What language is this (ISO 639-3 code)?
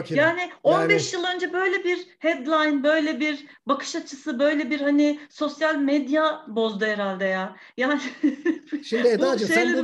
tur